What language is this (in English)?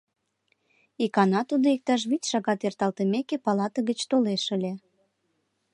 Mari